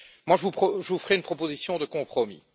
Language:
French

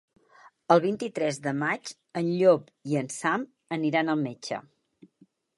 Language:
Catalan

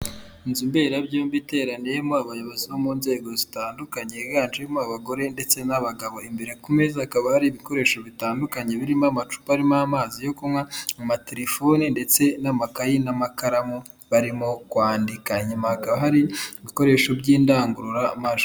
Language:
Kinyarwanda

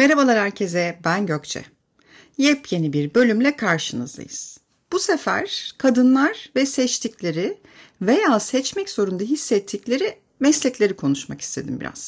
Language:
Turkish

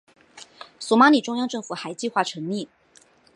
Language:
Chinese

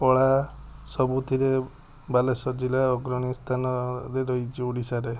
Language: Odia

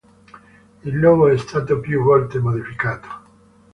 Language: Italian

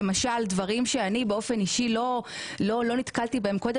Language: Hebrew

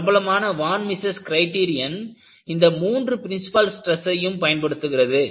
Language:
Tamil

